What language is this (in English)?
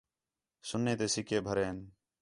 Khetrani